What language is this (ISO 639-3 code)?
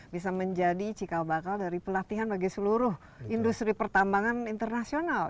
ind